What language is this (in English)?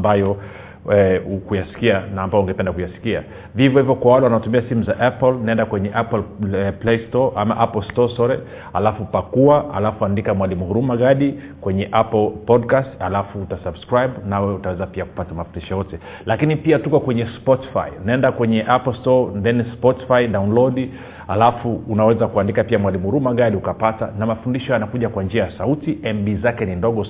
Swahili